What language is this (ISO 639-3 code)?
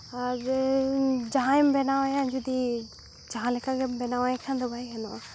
sat